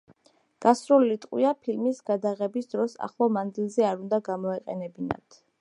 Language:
Georgian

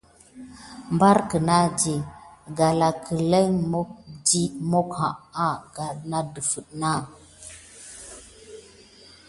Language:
Gidar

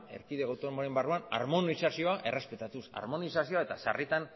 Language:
Basque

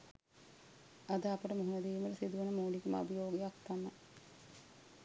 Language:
Sinhala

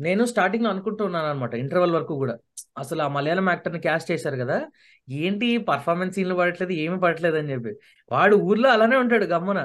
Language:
Telugu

